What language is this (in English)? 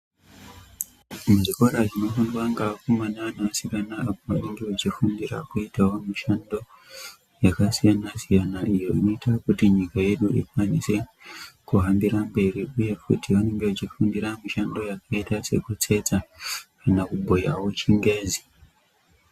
Ndau